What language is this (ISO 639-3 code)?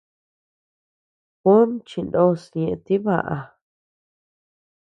cux